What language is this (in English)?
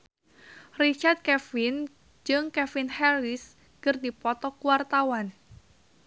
Sundanese